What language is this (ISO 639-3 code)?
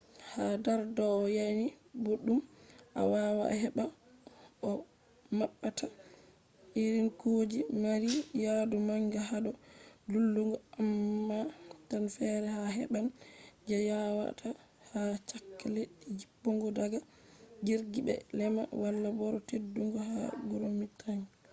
ful